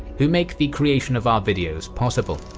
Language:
English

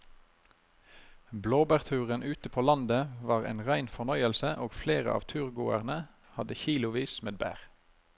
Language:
Norwegian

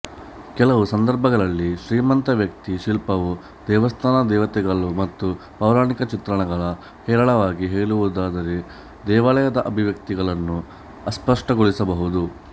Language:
Kannada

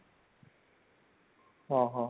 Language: Odia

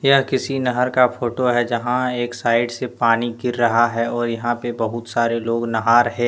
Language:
Hindi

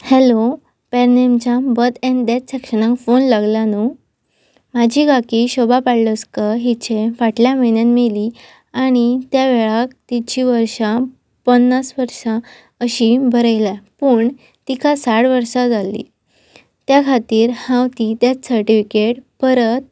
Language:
Konkani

